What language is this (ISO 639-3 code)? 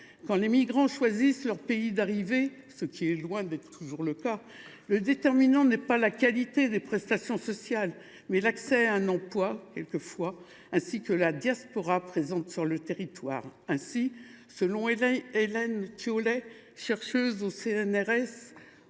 fra